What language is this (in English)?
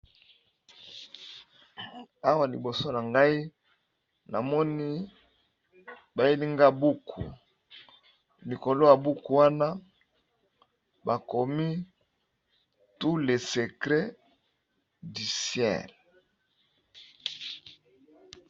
Lingala